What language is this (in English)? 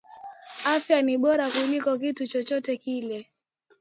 Swahili